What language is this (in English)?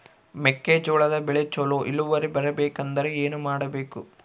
Kannada